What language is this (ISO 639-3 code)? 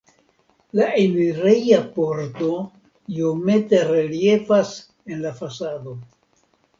epo